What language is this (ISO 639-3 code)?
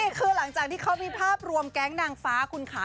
tha